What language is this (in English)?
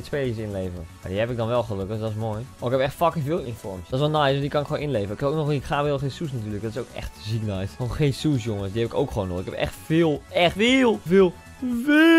Dutch